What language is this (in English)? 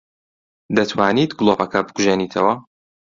Central Kurdish